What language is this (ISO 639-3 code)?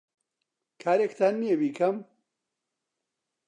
ckb